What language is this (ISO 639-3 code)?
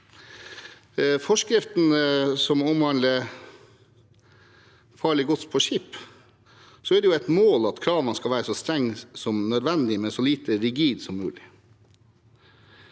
nor